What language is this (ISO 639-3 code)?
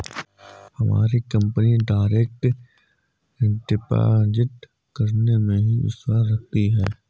hin